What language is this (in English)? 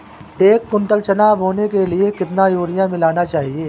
Hindi